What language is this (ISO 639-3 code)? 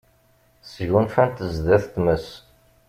kab